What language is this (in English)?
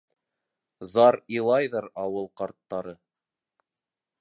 Bashkir